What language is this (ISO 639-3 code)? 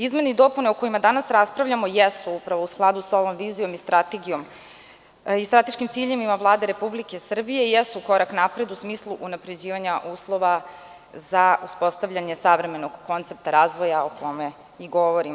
srp